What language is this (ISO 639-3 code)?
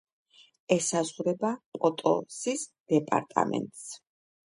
kat